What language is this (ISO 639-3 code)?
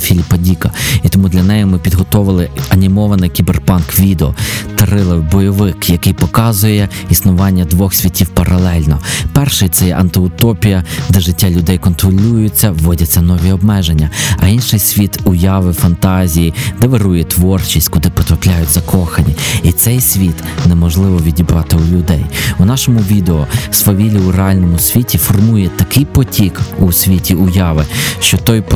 ukr